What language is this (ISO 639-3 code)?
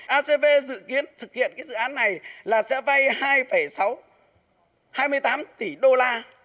vie